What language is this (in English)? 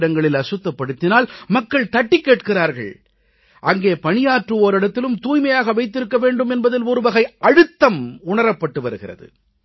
Tamil